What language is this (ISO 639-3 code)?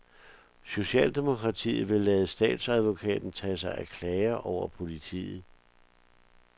dan